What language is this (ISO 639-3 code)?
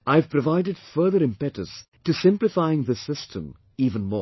eng